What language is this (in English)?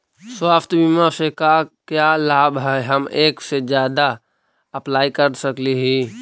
Magahi